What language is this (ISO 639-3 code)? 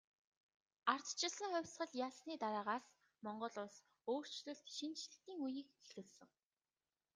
mon